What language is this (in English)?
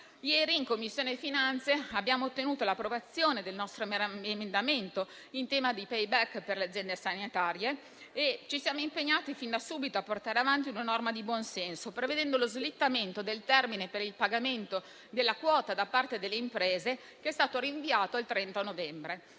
Italian